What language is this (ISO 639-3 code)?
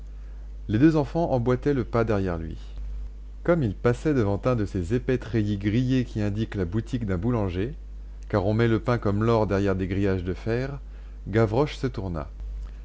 fra